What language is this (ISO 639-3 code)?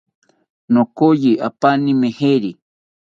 cpy